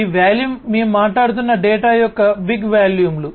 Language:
Telugu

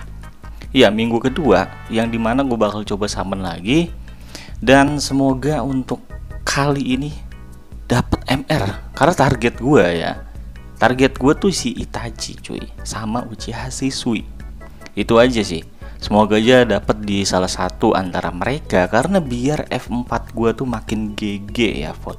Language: Indonesian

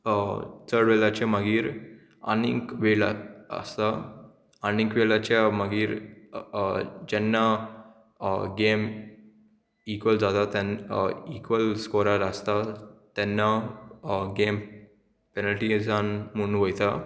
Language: Konkani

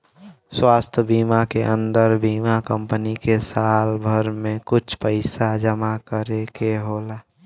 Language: Bhojpuri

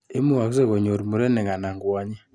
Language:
Kalenjin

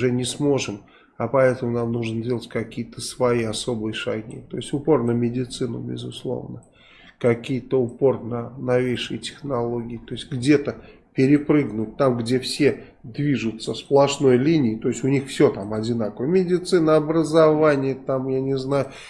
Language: Russian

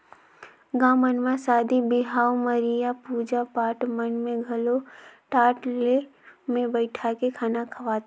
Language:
Chhattisgarhi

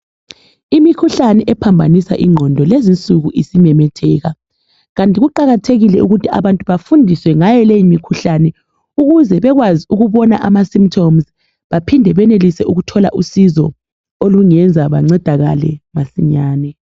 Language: North Ndebele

